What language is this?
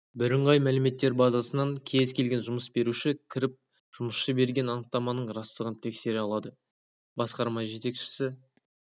Kazakh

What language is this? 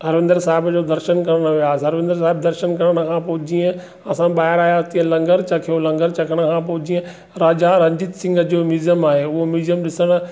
Sindhi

